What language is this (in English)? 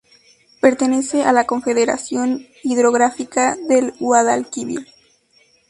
Spanish